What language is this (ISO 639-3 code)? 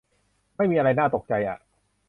tha